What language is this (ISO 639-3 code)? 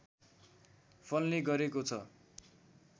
nep